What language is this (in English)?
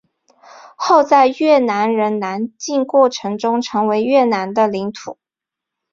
Chinese